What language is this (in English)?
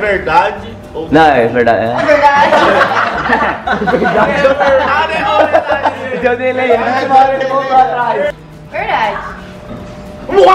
Portuguese